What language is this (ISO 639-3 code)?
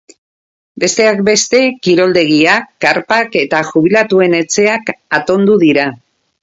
eus